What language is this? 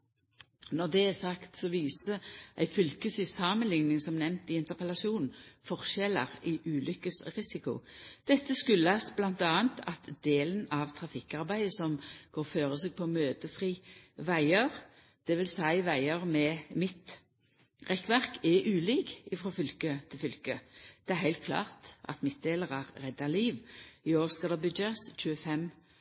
Norwegian Nynorsk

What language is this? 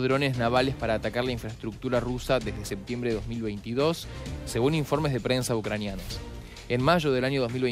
Spanish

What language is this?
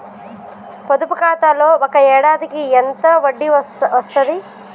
Telugu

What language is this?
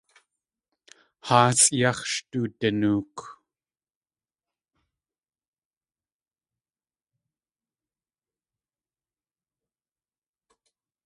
Tlingit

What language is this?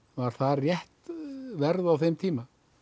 Icelandic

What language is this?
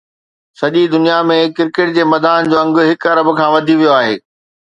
Sindhi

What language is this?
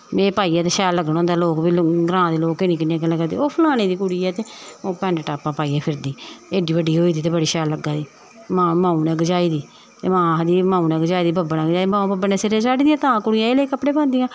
Dogri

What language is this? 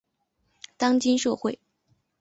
Chinese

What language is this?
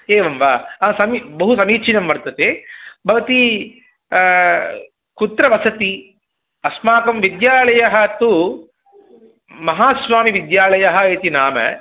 Sanskrit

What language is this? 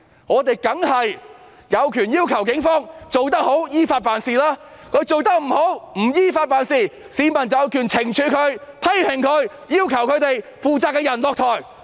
Cantonese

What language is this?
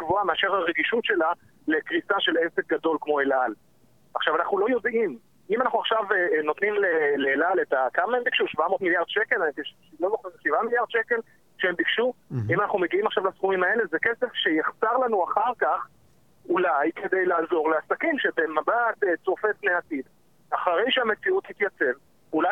Hebrew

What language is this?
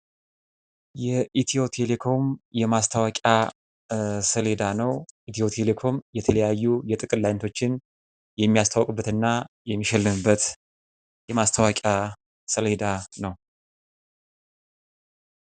Amharic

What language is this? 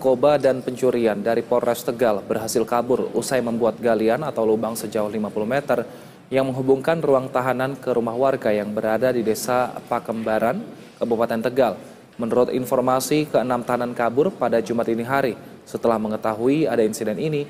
Indonesian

